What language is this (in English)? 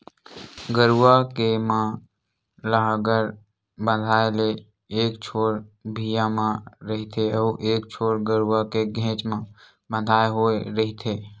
Chhattisgarhi